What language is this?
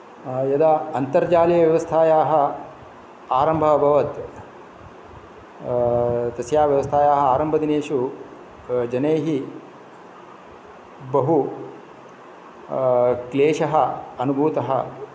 Sanskrit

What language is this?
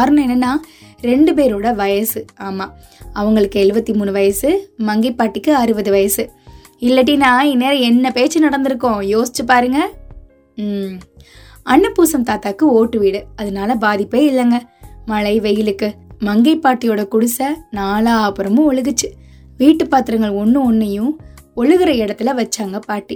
Tamil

